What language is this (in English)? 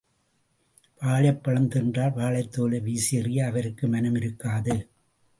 Tamil